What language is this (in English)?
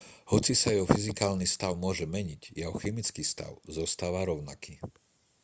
Slovak